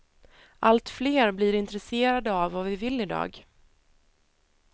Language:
Swedish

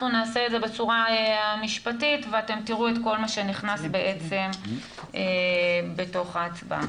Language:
Hebrew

